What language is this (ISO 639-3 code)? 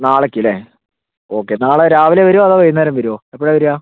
mal